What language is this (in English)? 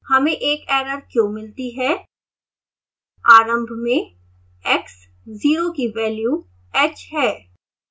Hindi